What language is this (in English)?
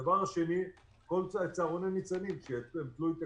Hebrew